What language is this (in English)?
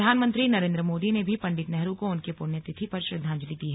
Hindi